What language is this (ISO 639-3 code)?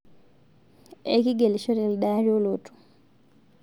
mas